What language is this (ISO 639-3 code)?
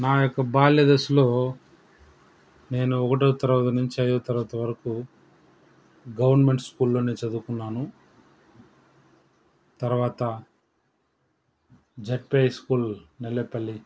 tel